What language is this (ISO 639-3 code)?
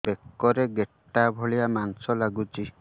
ori